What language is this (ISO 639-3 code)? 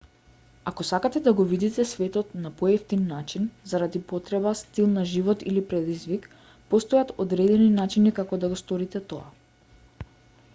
mkd